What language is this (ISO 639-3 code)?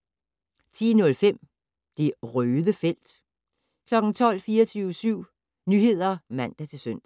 dan